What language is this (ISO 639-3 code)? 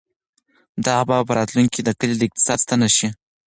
pus